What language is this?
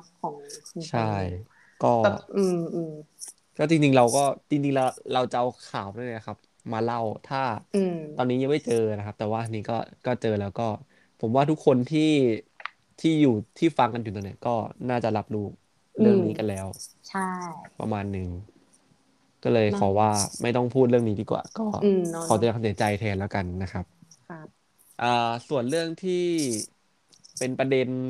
Thai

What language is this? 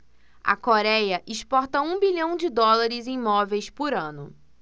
Portuguese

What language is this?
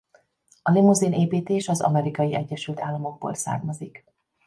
Hungarian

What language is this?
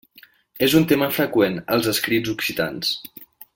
Catalan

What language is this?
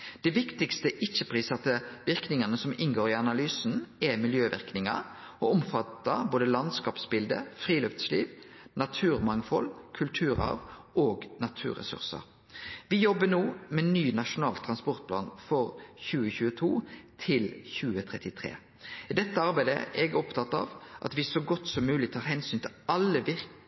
Norwegian Nynorsk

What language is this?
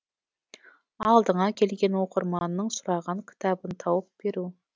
Kazakh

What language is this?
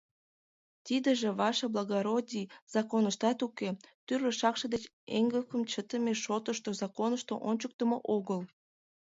Mari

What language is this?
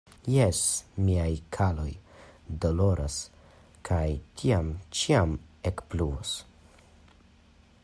Esperanto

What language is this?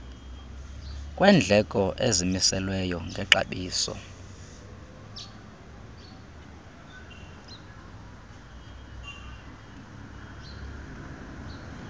Xhosa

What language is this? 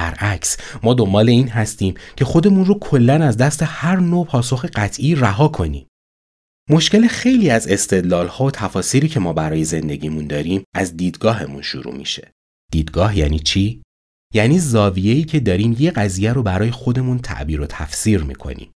Persian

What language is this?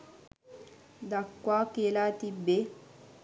Sinhala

